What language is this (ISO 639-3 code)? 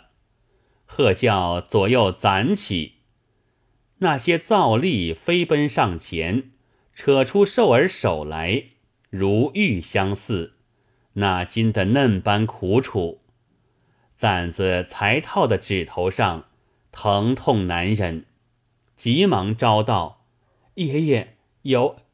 zho